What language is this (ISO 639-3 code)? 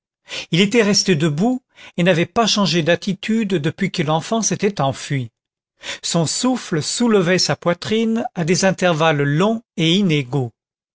fra